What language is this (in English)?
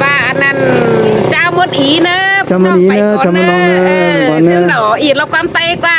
Vietnamese